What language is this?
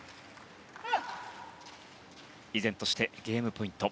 Japanese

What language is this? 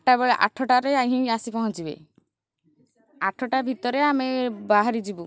Odia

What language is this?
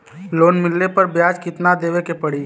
Bhojpuri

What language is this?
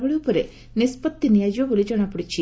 Odia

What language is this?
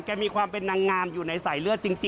Thai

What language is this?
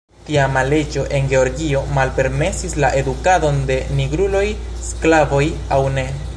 Esperanto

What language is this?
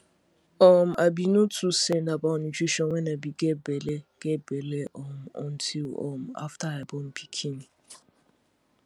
Nigerian Pidgin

